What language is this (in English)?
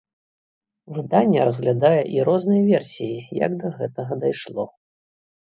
Belarusian